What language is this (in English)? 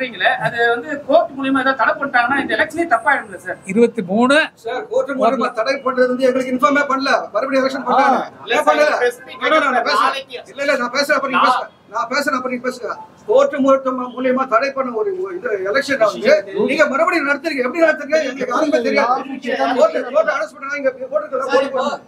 Tamil